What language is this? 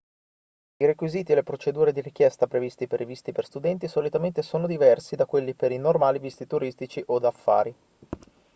Italian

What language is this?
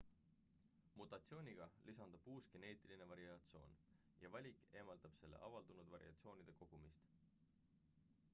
Estonian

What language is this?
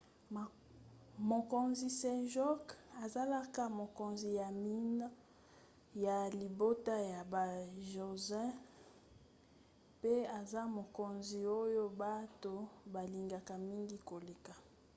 Lingala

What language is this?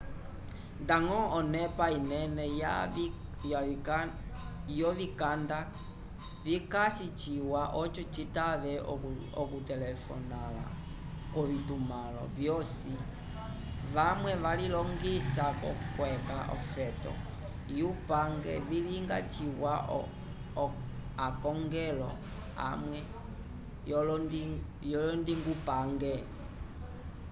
Umbundu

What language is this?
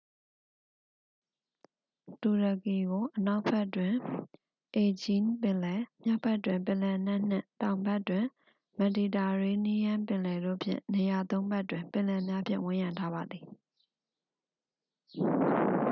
Burmese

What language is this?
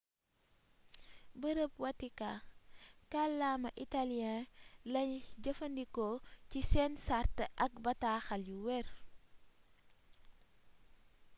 Wolof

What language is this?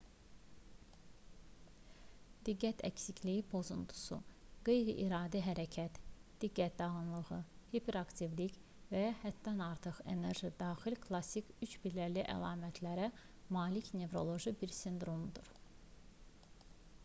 Azerbaijani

